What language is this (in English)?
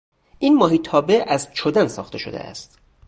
Persian